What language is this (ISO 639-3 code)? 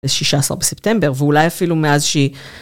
heb